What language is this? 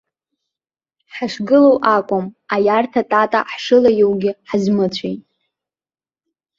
Abkhazian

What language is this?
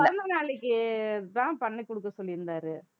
Tamil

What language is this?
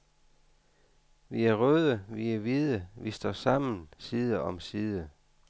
Danish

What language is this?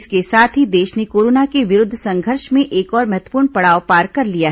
Hindi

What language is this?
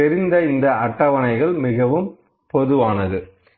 Tamil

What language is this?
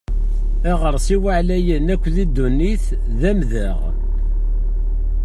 Kabyle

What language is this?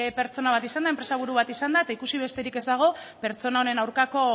Basque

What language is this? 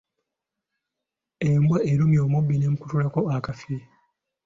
Ganda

